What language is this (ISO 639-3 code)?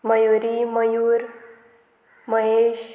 kok